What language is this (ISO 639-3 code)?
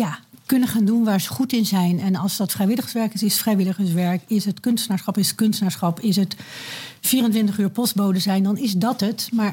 nld